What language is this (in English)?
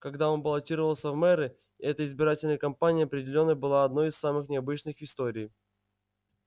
Russian